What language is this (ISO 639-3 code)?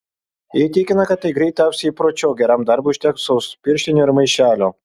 lit